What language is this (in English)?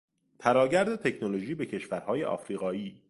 Persian